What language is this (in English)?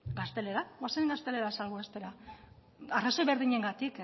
Basque